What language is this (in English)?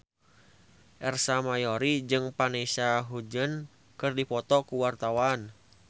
Sundanese